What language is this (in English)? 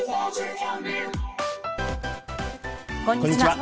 Japanese